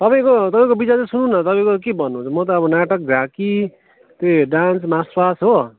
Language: Nepali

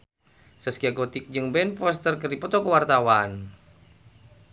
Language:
Sundanese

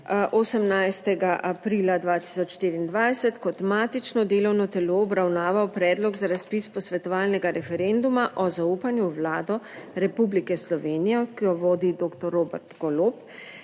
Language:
Slovenian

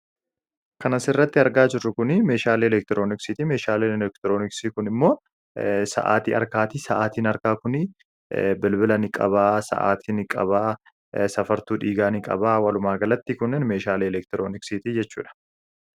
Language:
Oromo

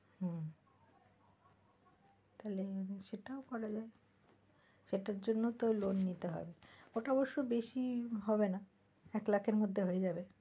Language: Bangla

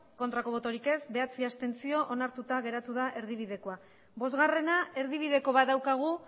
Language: Basque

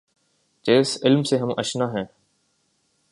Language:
Urdu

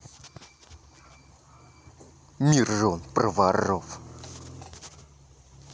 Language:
Russian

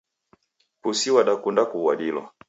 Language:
Taita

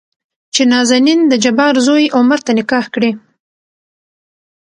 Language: Pashto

